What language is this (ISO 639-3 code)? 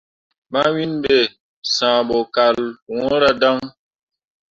mua